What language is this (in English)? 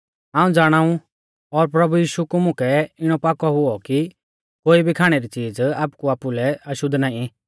Mahasu Pahari